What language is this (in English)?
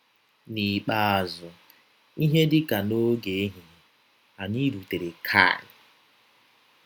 Igbo